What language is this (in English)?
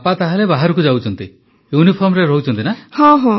Odia